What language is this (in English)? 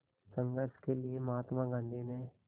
Hindi